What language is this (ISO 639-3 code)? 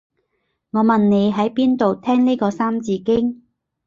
yue